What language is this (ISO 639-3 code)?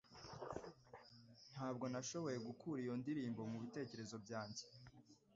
kin